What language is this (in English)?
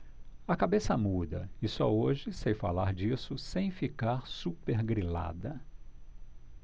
Portuguese